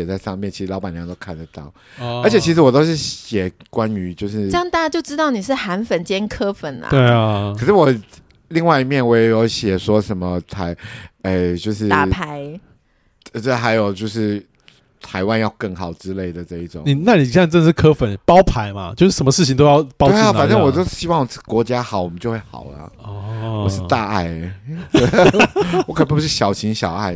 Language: Chinese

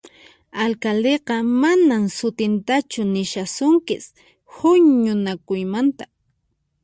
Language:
Puno Quechua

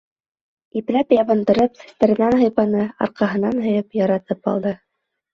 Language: Bashkir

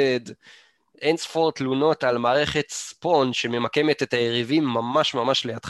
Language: Hebrew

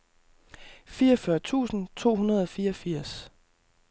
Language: Danish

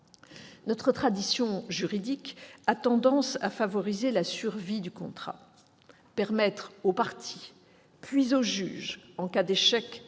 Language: French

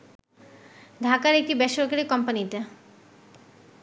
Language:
Bangla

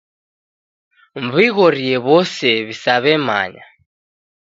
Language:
Taita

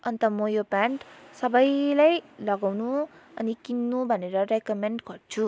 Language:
Nepali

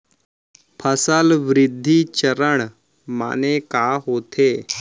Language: Chhattisgarhi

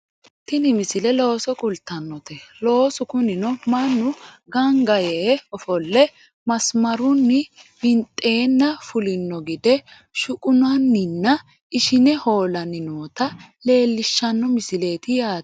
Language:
Sidamo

